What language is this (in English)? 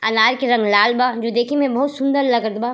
Bhojpuri